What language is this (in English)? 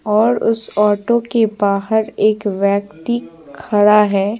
Hindi